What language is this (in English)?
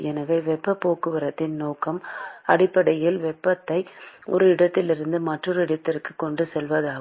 Tamil